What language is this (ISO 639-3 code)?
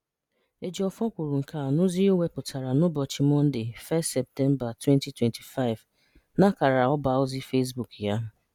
ibo